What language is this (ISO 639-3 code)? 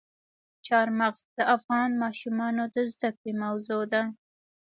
pus